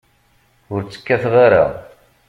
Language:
Kabyle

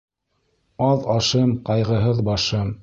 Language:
Bashkir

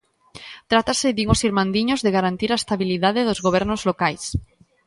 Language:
Galician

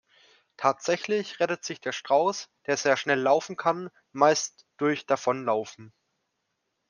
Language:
German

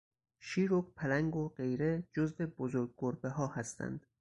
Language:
Persian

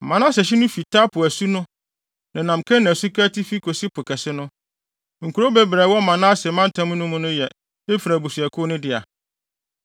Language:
Akan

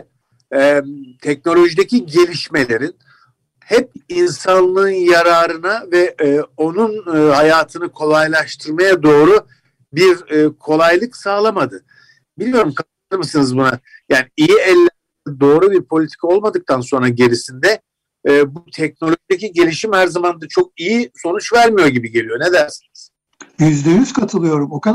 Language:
Turkish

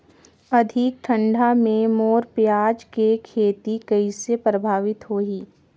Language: Chhattisgarhi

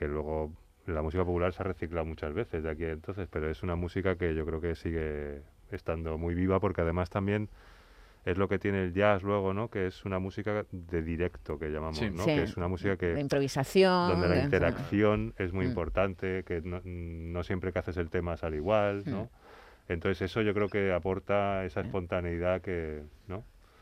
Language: Spanish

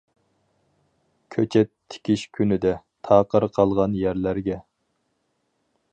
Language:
Uyghur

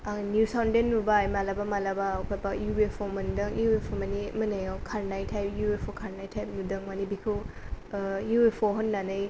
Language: Bodo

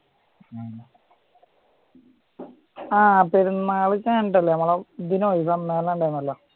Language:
Malayalam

